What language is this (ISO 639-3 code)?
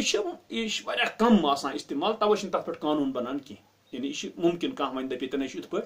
tur